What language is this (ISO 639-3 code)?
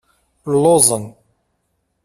kab